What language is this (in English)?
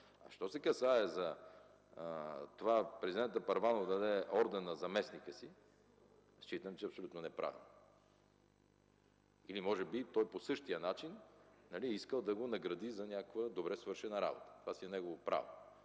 Bulgarian